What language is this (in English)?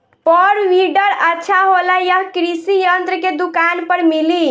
Bhojpuri